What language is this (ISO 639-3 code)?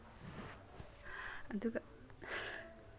mni